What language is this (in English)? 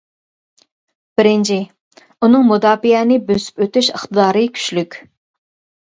Uyghur